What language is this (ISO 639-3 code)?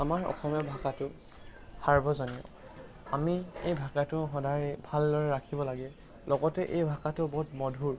asm